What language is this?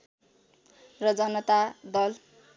Nepali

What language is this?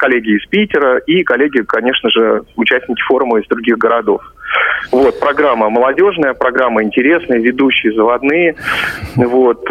Russian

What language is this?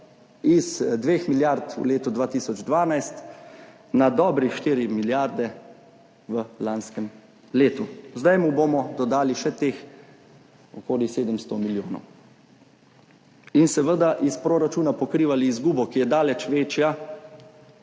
Slovenian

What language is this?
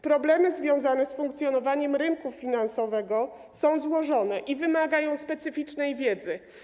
Polish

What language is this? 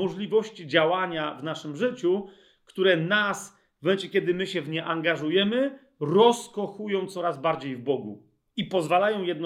Polish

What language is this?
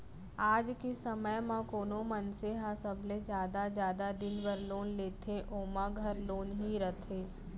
Chhattisgarhi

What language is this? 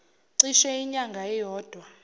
Zulu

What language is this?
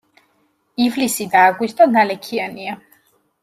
Georgian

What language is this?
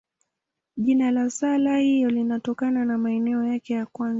Swahili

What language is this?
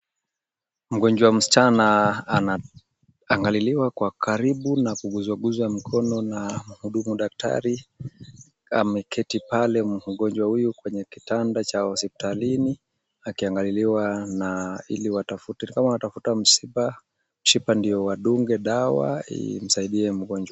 Swahili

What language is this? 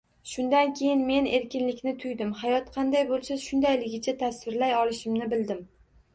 Uzbek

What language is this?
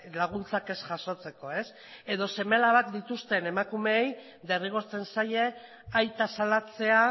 Basque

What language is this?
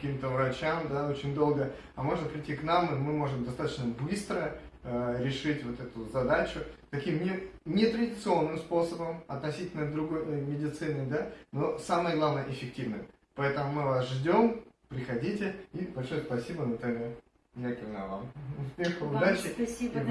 Russian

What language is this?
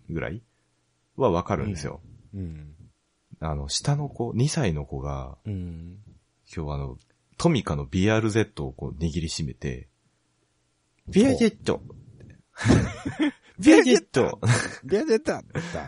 Japanese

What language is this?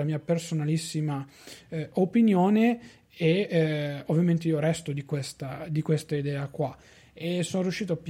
Italian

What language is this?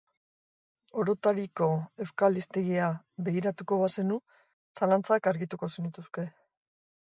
Basque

